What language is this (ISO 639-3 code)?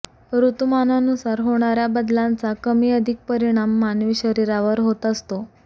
mar